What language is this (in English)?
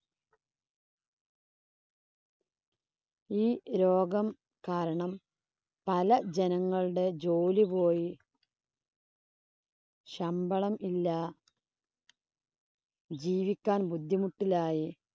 Malayalam